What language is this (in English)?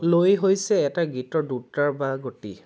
Assamese